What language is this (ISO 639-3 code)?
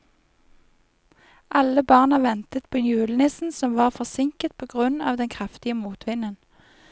nor